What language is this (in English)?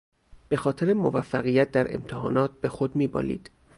Persian